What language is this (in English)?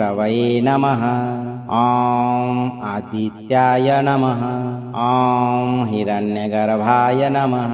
Kannada